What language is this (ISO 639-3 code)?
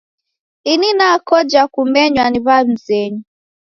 dav